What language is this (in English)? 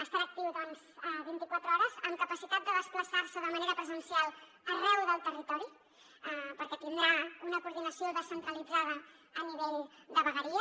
Catalan